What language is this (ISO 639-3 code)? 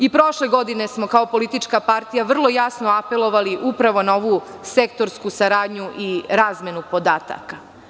srp